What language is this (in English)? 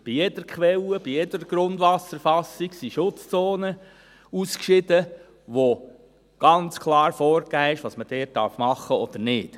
Swiss German